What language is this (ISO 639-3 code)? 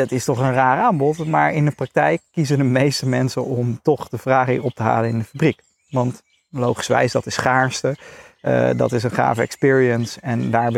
nld